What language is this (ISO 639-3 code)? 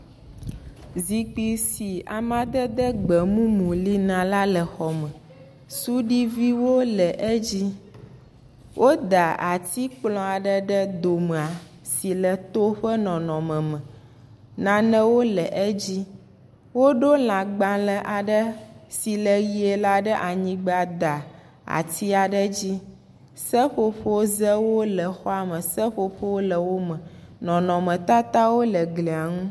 ewe